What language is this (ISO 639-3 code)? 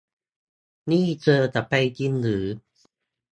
tha